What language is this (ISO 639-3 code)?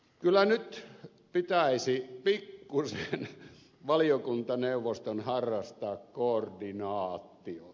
fin